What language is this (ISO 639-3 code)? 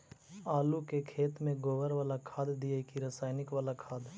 mag